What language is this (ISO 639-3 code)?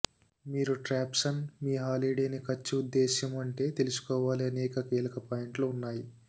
tel